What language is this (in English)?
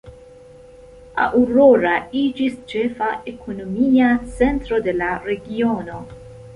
Esperanto